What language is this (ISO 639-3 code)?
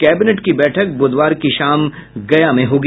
hin